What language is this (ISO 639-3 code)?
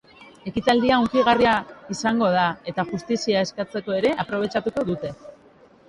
eus